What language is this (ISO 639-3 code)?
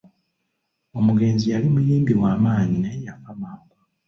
lug